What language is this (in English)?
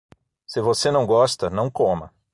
Portuguese